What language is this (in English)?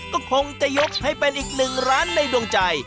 Thai